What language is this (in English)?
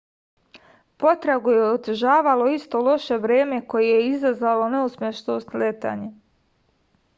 Serbian